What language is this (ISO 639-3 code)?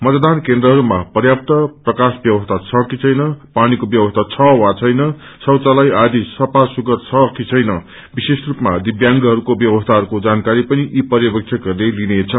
nep